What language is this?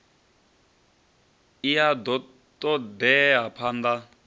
Venda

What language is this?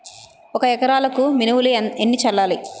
Telugu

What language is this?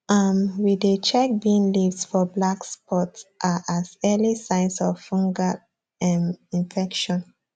Nigerian Pidgin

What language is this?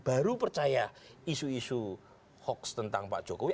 Indonesian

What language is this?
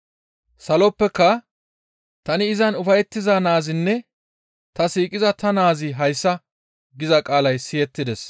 Gamo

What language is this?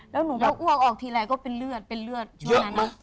Thai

